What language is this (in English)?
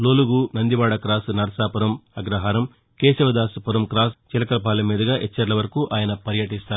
Telugu